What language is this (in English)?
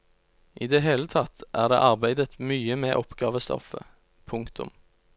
Norwegian